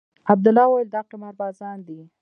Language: Pashto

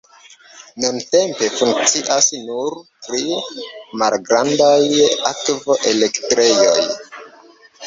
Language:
Esperanto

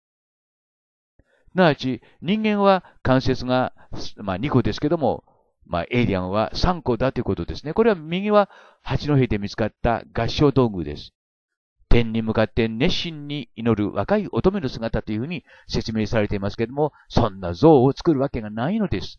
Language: Japanese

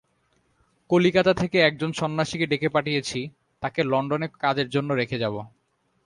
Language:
Bangla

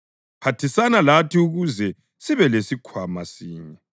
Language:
North Ndebele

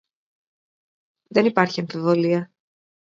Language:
Greek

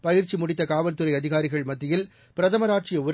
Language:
Tamil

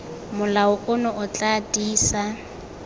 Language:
Tswana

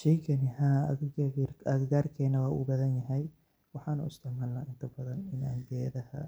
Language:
Somali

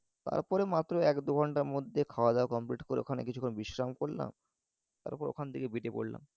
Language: Bangla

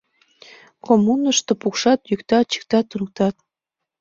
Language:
Mari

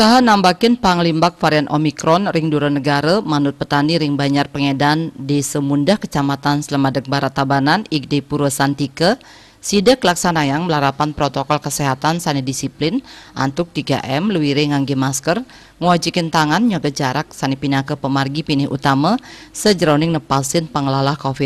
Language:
Indonesian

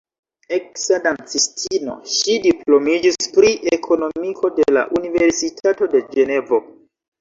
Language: Esperanto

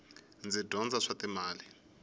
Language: Tsonga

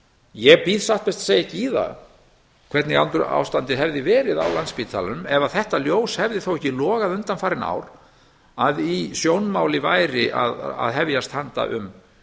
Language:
Icelandic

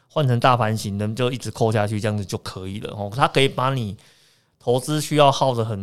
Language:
Chinese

